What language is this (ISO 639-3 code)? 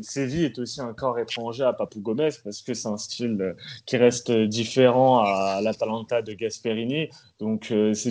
fra